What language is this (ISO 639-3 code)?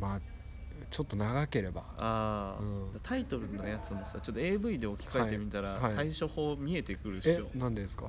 jpn